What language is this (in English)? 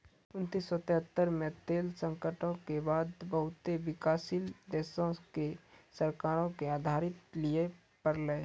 Maithili